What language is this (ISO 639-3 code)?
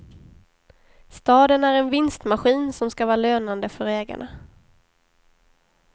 swe